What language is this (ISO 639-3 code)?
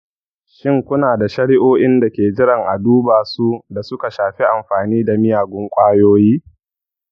hau